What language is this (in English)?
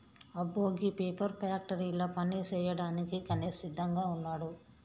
Telugu